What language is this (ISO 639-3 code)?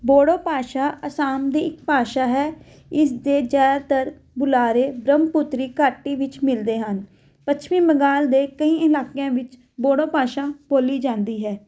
pan